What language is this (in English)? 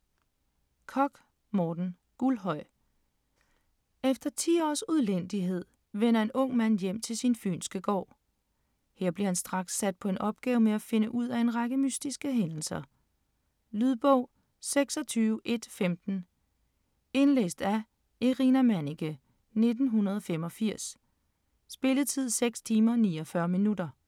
Danish